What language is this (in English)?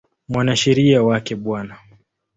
Swahili